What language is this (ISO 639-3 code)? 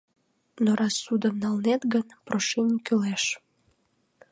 chm